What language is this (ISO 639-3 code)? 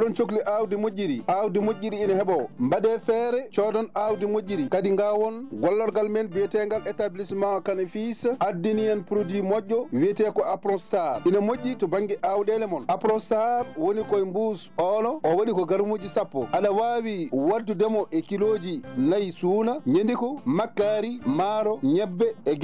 ful